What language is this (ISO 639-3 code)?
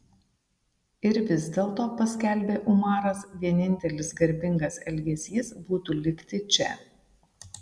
lit